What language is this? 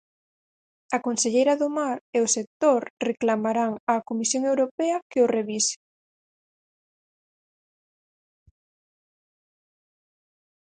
Galician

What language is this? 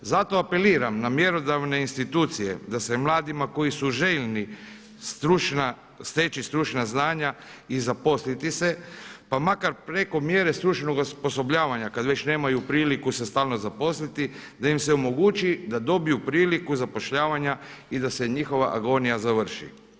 Croatian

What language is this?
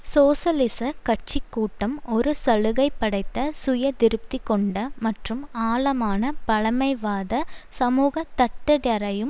Tamil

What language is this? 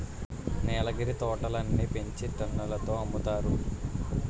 Telugu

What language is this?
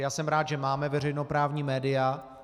Czech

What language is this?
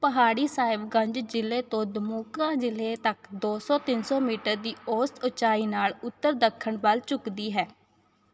Punjabi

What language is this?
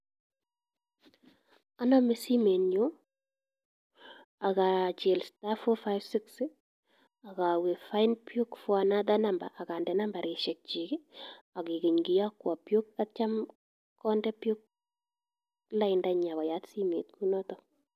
Kalenjin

